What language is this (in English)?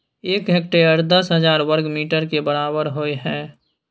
Maithili